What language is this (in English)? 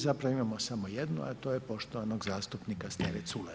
Croatian